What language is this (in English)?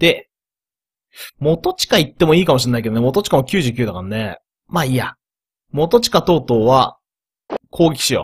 Japanese